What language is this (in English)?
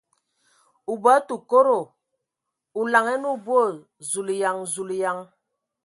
Ewondo